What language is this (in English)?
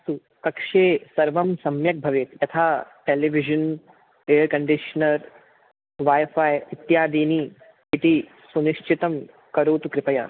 Sanskrit